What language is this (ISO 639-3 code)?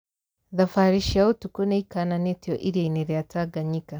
kik